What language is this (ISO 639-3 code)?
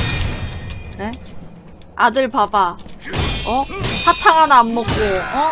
kor